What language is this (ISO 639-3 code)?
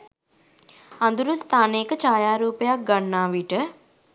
sin